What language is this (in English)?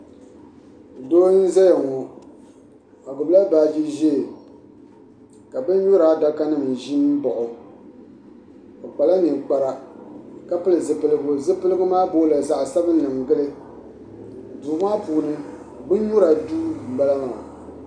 Dagbani